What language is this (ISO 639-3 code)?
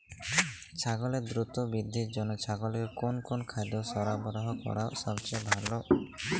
ben